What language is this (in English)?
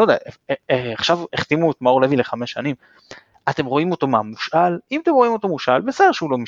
Hebrew